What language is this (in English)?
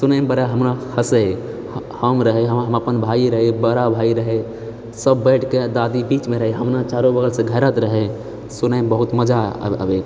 Maithili